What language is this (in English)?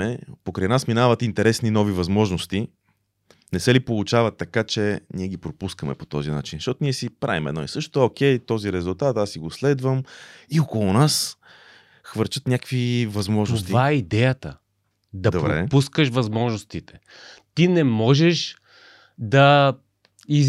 Bulgarian